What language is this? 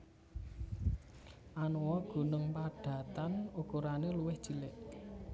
Javanese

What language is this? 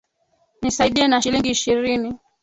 Swahili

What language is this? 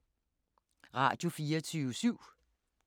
Danish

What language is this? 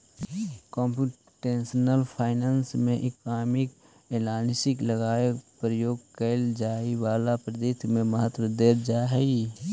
Magahi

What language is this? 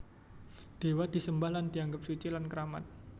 Javanese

